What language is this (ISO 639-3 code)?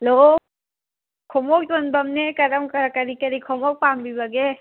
mni